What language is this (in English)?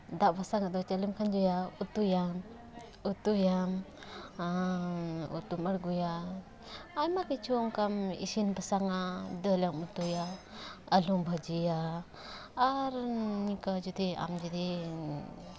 Santali